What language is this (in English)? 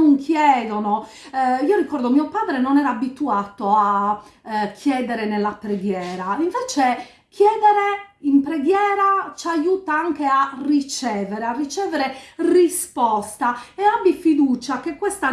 Italian